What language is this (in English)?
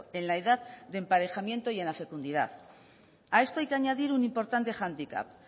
Spanish